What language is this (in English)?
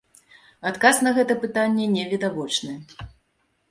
Belarusian